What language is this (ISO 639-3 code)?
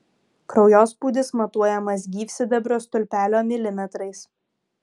lit